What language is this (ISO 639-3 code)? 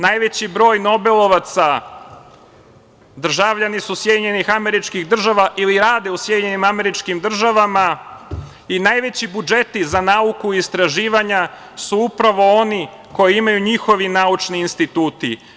srp